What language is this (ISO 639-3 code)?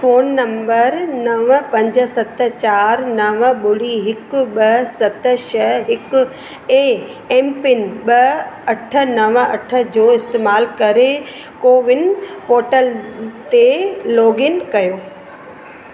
snd